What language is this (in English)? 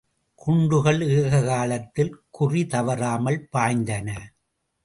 Tamil